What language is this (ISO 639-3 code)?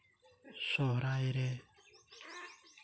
sat